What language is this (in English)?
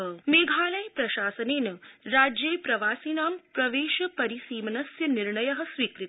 Sanskrit